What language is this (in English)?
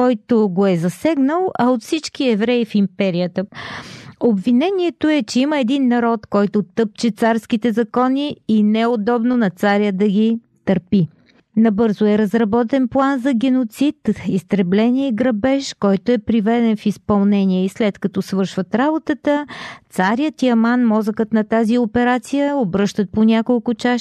Bulgarian